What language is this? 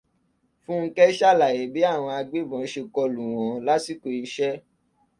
Yoruba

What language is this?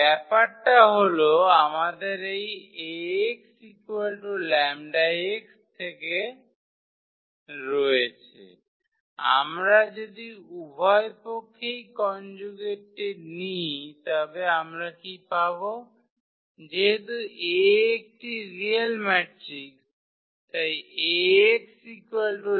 Bangla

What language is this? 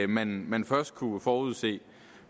Danish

